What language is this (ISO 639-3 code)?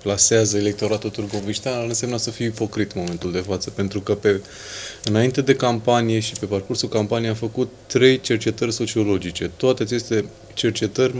ron